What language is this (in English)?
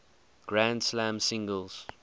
English